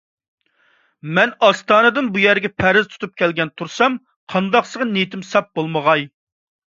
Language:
Uyghur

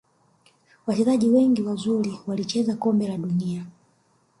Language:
Swahili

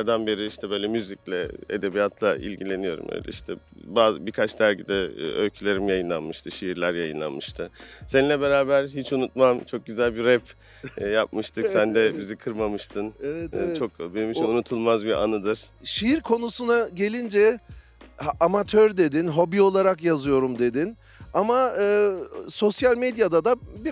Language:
Turkish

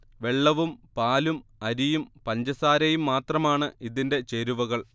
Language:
Malayalam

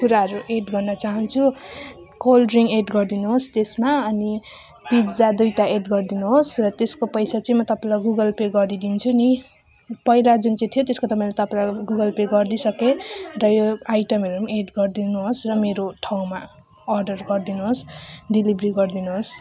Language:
Nepali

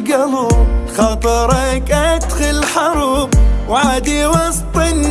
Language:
Arabic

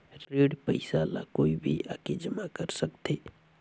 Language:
Chhattisgarhi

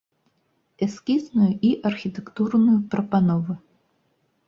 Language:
Belarusian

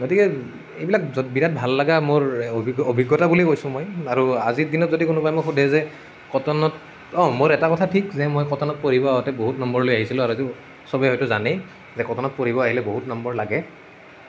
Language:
Assamese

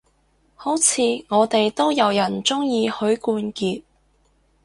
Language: Cantonese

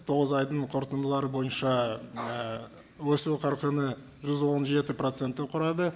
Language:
Kazakh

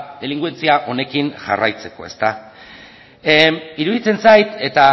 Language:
Basque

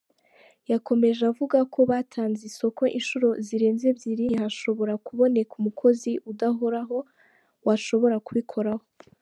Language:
Kinyarwanda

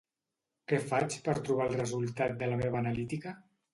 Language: Catalan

